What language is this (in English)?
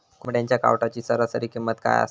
Marathi